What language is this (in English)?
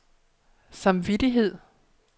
Danish